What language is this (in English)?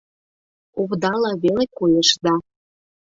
Mari